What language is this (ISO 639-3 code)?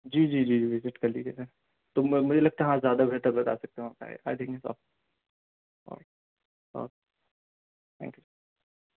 urd